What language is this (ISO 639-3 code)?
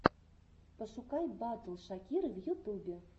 rus